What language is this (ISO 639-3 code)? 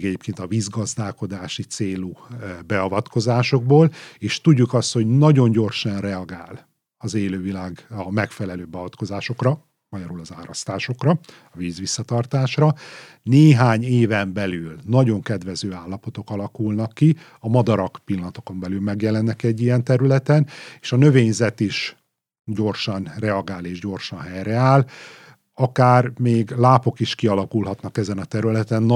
hun